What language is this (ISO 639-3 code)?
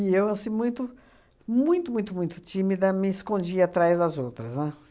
por